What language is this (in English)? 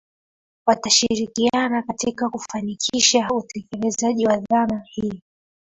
Swahili